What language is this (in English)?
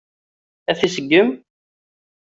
Kabyle